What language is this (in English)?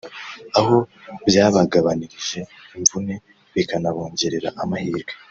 Kinyarwanda